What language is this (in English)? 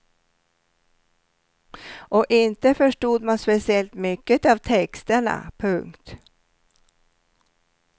Swedish